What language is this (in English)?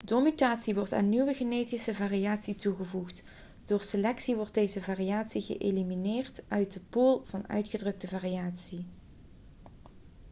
Dutch